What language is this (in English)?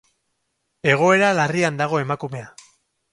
Basque